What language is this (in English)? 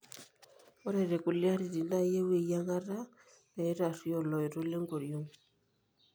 Masai